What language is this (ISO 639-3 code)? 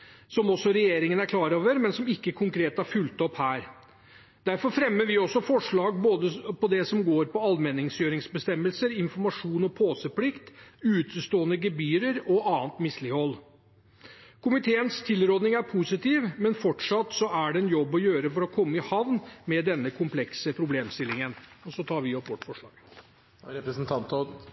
nob